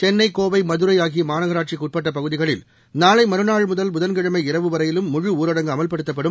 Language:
Tamil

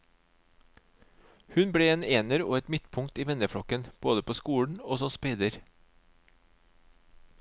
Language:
Norwegian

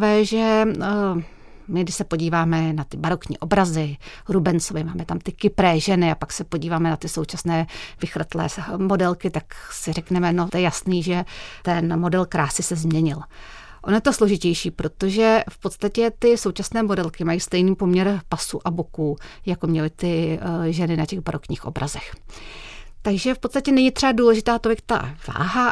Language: Czech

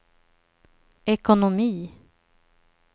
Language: Swedish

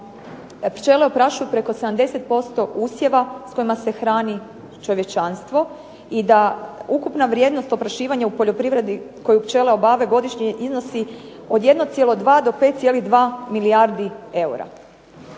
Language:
Croatian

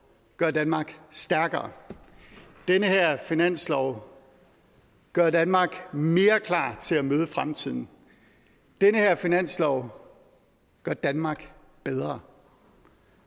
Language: Danish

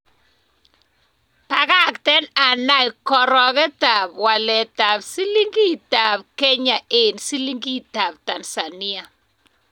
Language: Kalenjin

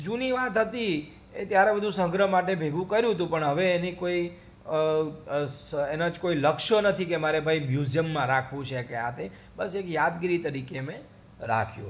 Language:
Gujarati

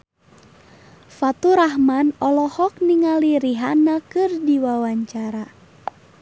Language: Sundanese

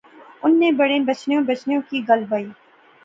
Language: Pahari-Potwari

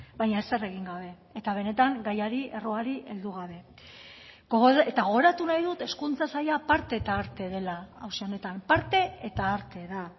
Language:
Basque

